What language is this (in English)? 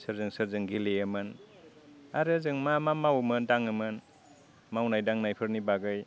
Bodo